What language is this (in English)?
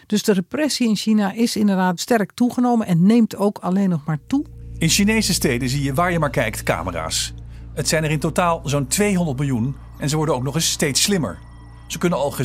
Dutch